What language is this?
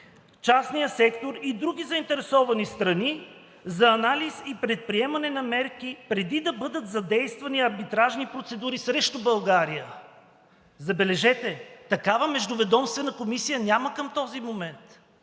Bulgarian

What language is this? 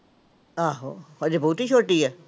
Punjabi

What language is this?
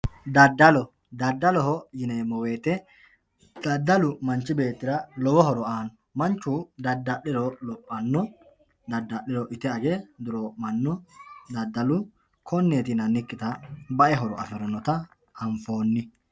Sidamo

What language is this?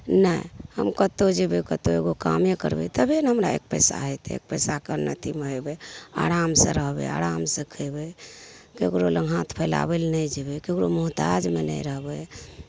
Maithili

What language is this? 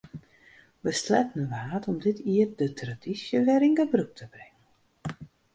Western Frisian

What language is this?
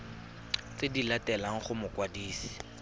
Tswana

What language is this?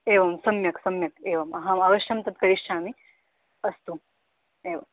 Sanskrit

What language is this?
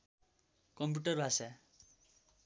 Nepali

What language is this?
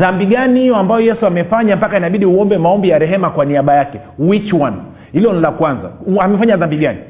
Swahili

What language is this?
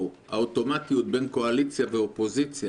Hebrew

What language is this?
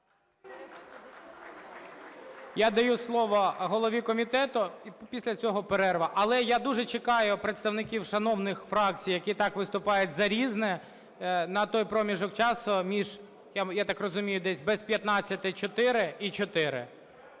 Ukrainian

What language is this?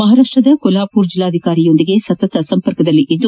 Kannada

